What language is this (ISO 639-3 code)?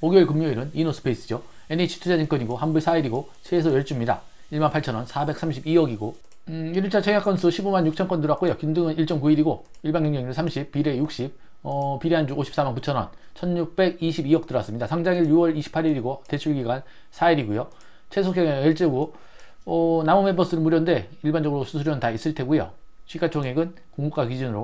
kor